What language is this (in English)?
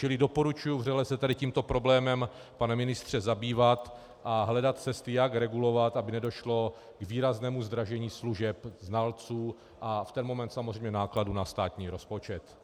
Czech